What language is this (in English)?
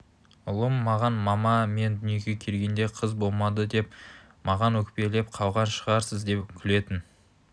Kazakh